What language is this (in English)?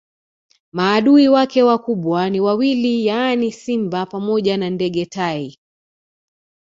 Swahili